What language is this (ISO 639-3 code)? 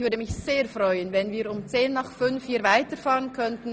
gsw